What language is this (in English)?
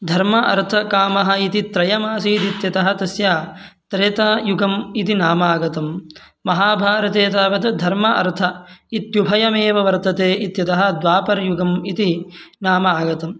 Sanskrit